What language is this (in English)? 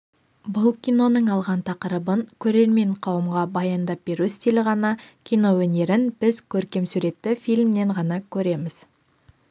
Kazakh